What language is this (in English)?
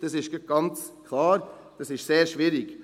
Swiss German